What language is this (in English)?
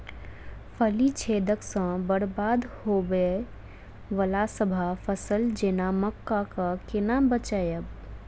Maithili